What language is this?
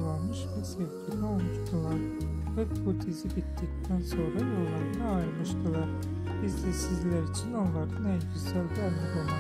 Turkish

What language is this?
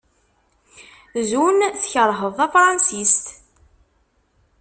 Kabyle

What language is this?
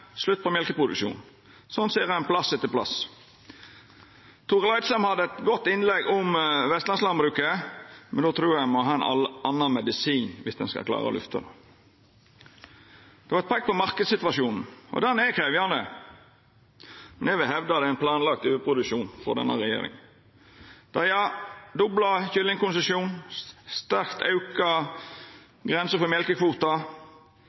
Norwegian Nynorsk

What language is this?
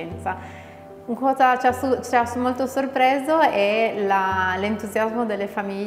Italian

